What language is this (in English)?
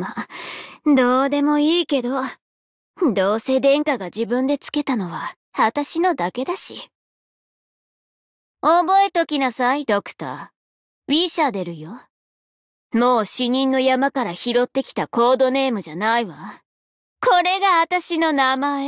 Japanese